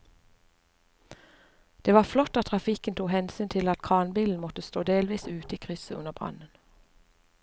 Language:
Norwegian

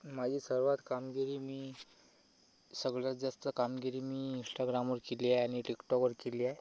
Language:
Marathi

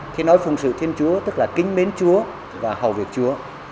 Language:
Vietnamese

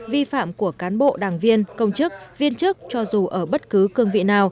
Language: Vietnamese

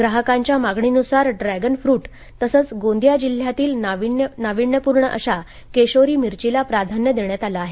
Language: Marathi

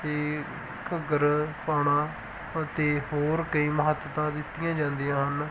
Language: Punjabi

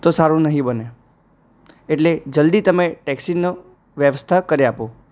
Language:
Gujarati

